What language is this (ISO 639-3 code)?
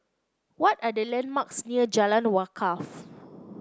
eng